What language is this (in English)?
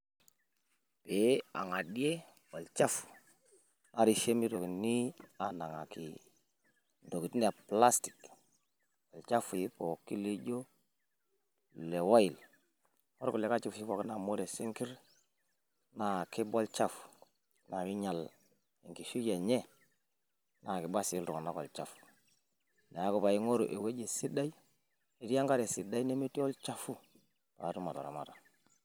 Masai